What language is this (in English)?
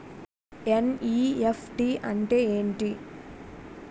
Telugu